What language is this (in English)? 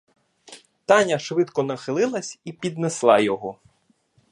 Ukrainian